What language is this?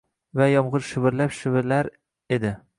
Uzbek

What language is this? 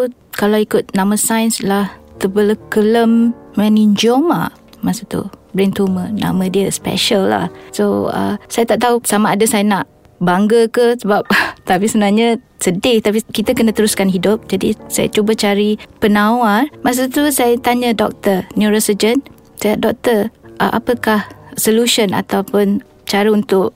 Malay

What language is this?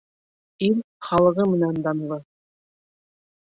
Bashkir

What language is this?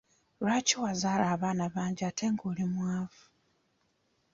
Ganda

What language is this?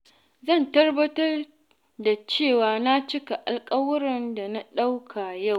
Hausa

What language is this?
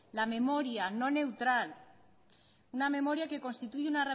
Spanish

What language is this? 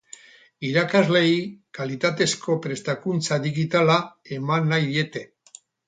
Basque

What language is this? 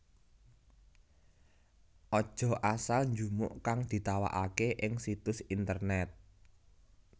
Javanese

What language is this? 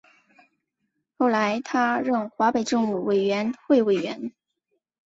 Chinese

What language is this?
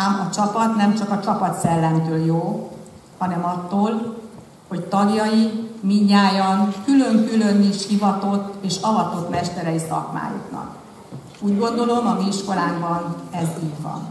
Hungarian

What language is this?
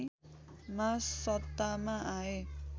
Nepali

